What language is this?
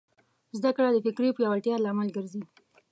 Pashto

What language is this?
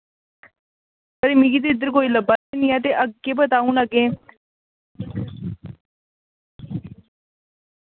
Dogri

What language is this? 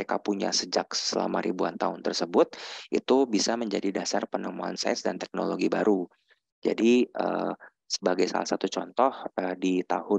Indonesian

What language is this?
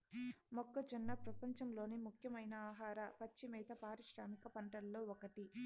Telugu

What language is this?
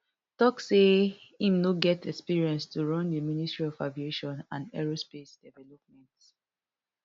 Nigerian Pidgin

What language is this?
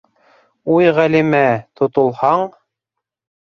Bashkir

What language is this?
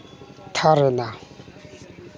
Santali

